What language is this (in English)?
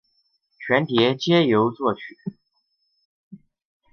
Chinese